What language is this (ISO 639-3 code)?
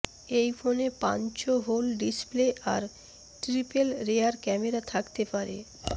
ben